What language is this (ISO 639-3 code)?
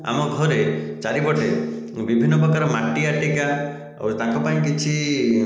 ori